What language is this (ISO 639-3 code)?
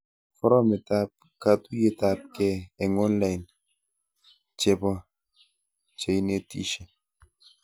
kln